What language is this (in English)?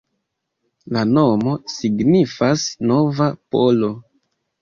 Esperanto